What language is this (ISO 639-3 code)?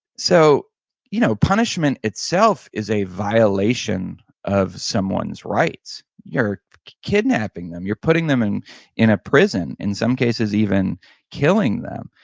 eng